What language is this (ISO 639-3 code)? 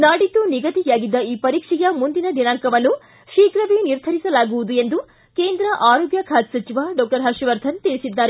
kan